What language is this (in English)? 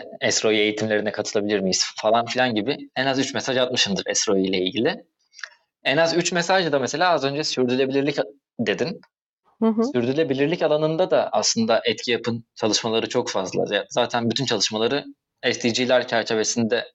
Turkish